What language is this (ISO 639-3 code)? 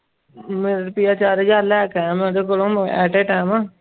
pan